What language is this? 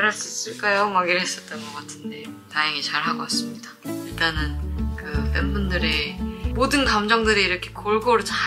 Korean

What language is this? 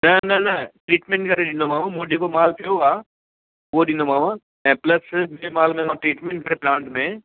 Sindhi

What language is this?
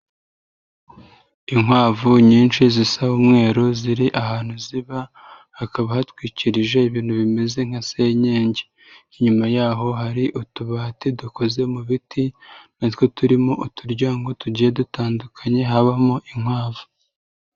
Kinyarwanda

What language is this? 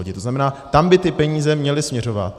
Czech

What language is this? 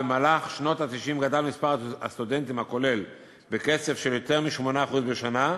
Hebrew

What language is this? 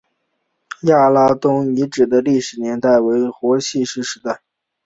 Chinese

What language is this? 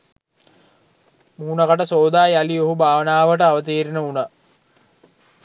Sinhala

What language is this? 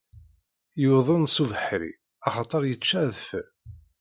Kabyle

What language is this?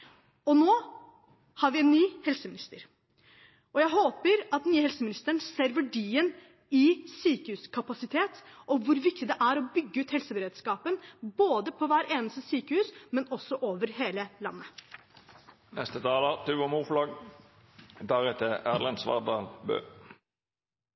Norwegian Bokmål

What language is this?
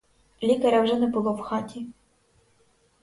Ukrainian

